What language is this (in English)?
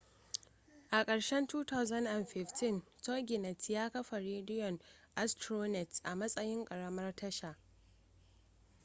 Hausa